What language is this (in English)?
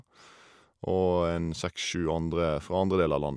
Norwegian